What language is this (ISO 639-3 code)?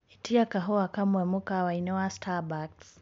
kik